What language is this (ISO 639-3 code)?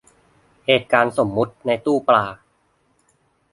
tha